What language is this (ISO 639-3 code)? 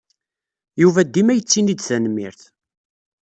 kab